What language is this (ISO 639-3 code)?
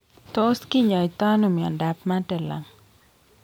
kln